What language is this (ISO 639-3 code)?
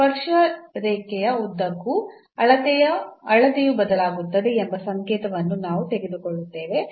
kan